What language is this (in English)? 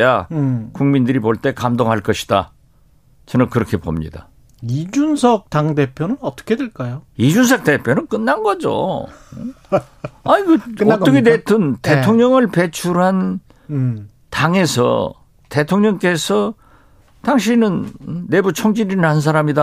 Korean